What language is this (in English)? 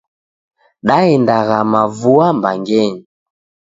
Taita